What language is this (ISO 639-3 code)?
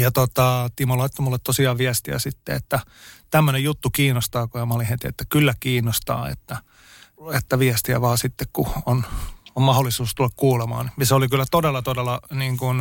fin